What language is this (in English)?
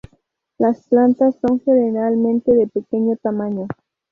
Spanish